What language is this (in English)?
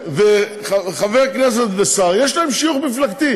Hebrew